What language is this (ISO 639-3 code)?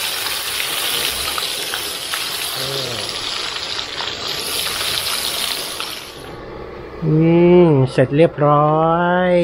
tha